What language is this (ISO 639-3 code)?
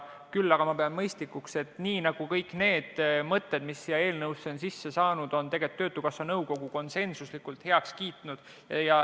est